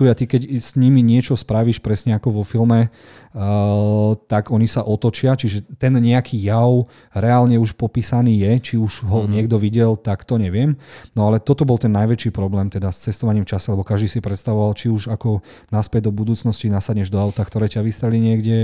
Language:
Slovak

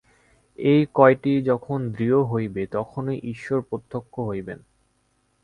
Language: Bangla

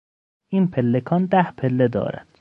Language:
Persian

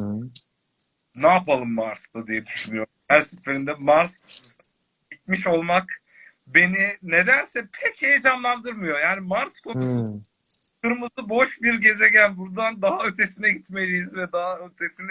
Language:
Turkish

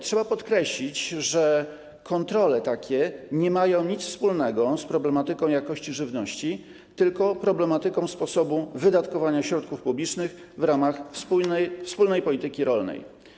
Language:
Polish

